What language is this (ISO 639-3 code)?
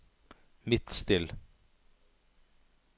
nor